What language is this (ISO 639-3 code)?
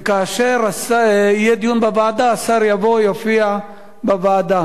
heb